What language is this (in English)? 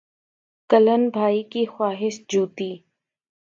Urdu